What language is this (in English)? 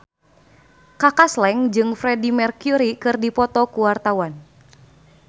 Sundanese